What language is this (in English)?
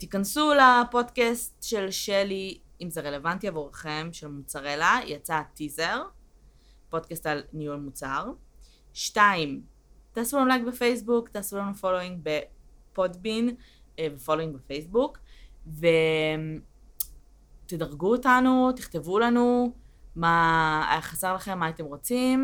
Hebrew